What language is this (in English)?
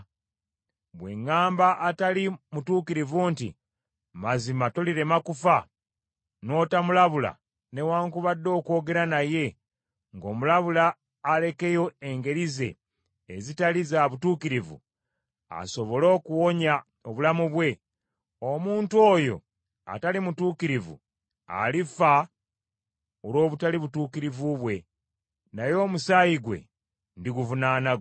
Ganda